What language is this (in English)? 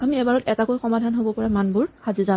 Assamese